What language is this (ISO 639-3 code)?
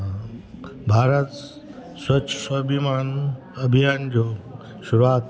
snd